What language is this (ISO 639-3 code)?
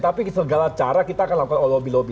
ind